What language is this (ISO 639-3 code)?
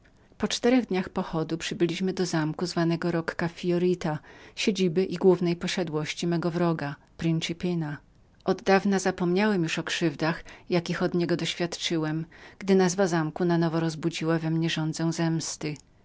pol